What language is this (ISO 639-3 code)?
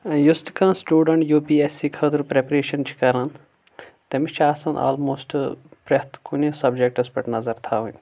kas